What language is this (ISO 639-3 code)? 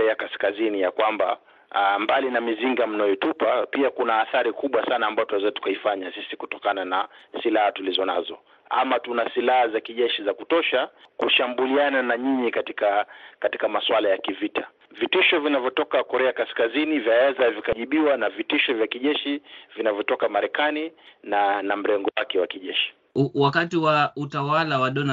swa